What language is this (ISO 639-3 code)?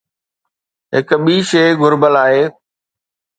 snd